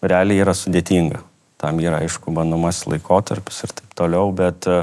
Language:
Lithuanian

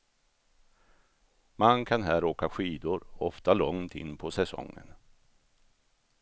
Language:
Swedish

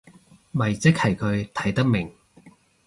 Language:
Cantonese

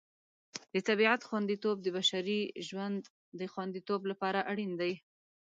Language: Pashto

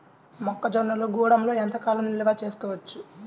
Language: Telugu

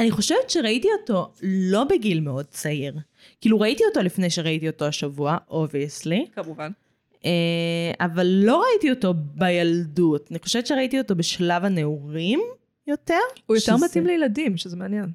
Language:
Hebrew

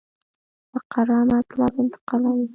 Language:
Pashto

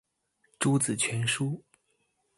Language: Chinese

